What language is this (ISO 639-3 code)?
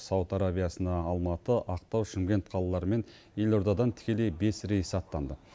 kaz